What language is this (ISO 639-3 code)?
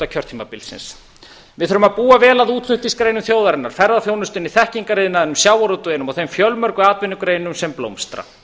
isl